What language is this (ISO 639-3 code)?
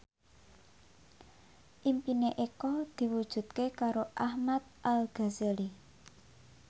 jav